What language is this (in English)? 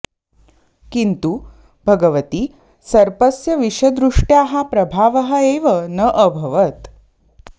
Sanskrit